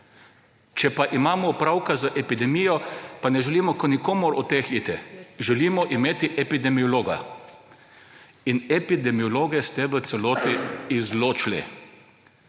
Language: Slovenian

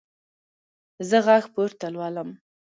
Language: Pashto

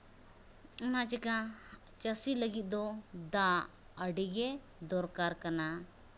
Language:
Santali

